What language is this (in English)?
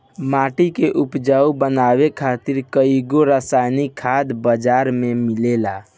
Bhojpuri